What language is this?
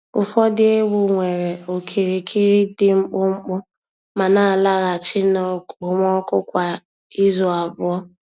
Igbo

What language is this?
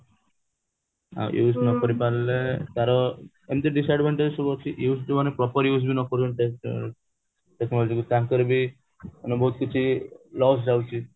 Odia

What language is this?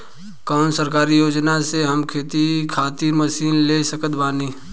Bhojpuri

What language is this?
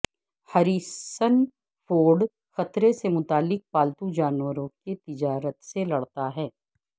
Urdu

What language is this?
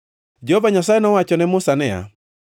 Luo (Kenya and Tanzania)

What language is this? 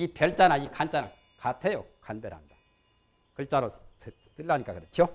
Korean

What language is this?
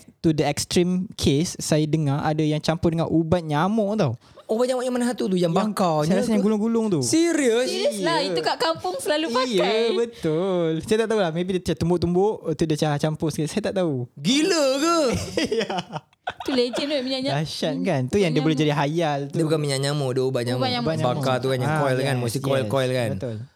Malay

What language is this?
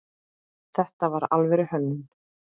Icelandic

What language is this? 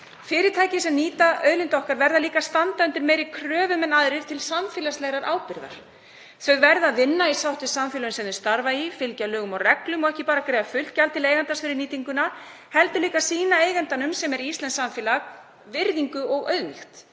Icelandic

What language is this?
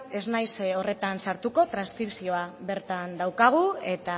Basque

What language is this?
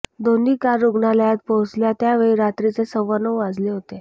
Marathi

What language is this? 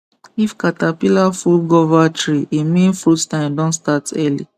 Nigerian Pidgin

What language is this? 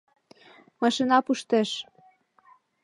Mari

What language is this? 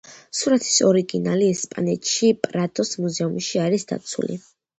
Georgian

